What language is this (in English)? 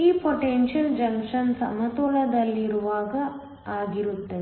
Kannada